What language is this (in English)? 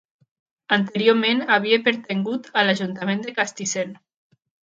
Catalan